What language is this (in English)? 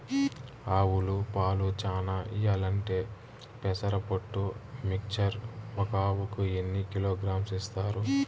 Telugu